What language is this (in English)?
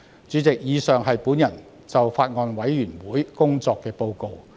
Cantonese